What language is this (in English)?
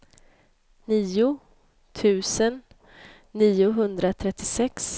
Swedish